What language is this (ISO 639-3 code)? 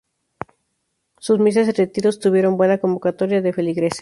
spa